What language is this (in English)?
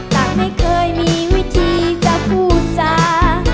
Thai